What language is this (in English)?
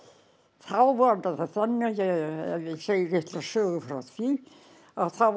Icelandic